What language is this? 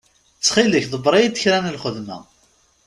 Kabyle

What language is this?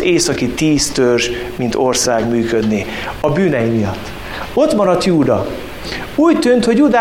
Hungarian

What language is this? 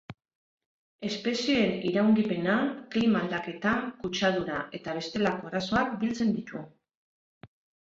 Basque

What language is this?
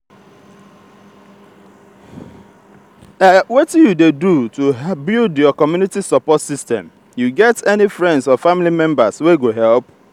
Nigerian Pidgin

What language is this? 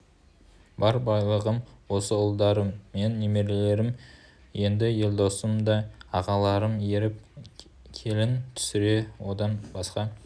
Kazakh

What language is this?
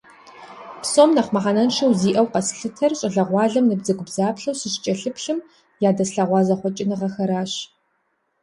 Kabardian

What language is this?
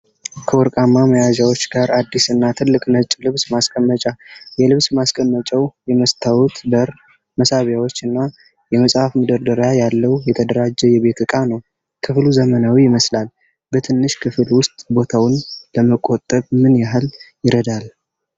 Amharic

